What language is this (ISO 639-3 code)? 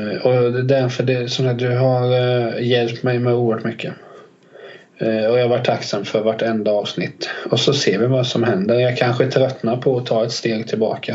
swe